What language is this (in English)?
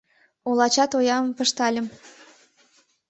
Mari